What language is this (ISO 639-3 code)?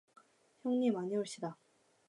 kor